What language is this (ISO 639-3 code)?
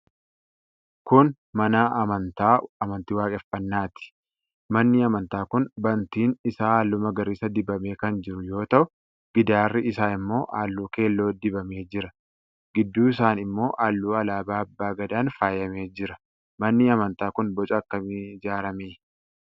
orm